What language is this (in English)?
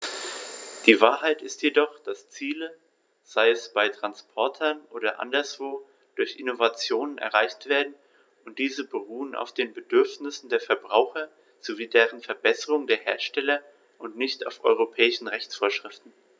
German